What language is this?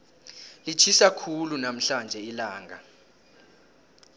South Ndebele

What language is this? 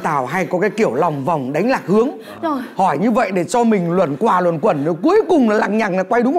Vietnamese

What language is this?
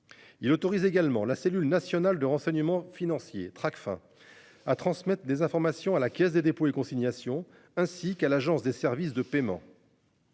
French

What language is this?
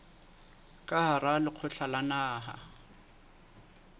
Southern Sotho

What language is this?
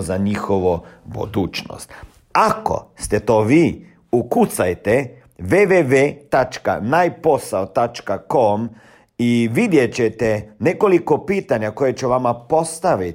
Croatian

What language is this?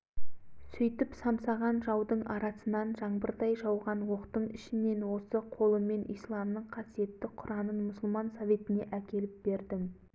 Kazakh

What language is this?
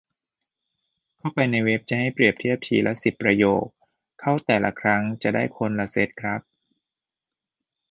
Thai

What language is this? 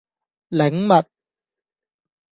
Cantonese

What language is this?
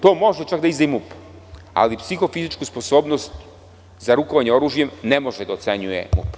Serbian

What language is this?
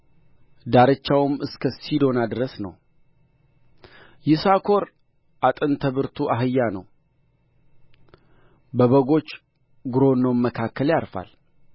Amharic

